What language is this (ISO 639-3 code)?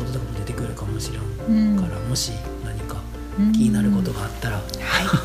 jpn